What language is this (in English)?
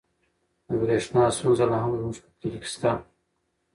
Pashto